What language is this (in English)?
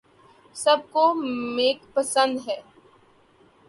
Urdu